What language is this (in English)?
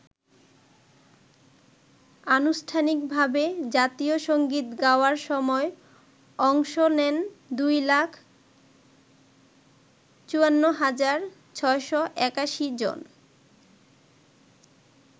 Bangla